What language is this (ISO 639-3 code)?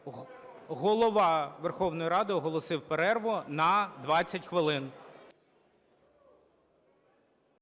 ukr